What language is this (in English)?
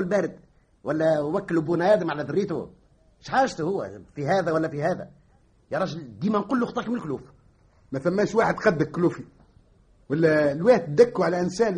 Arabic